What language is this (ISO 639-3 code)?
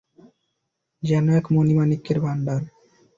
ben